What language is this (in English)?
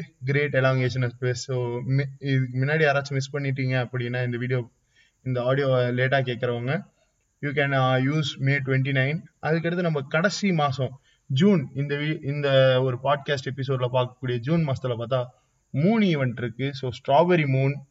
Tamil